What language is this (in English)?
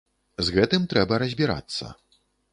Belarusian